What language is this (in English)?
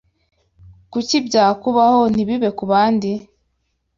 Kinyarwanda